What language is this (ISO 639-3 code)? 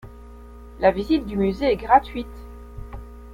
fra